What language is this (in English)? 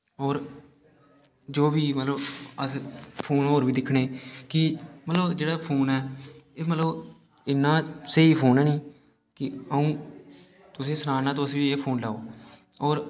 Dogri